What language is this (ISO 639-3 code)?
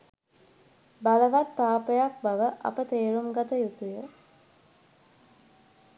sin